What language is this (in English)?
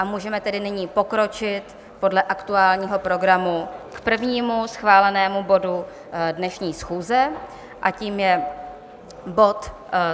Czech